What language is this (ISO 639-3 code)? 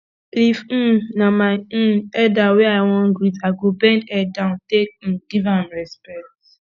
pcm